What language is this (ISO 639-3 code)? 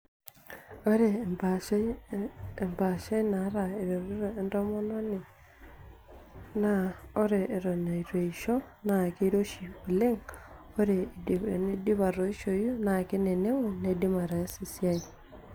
mas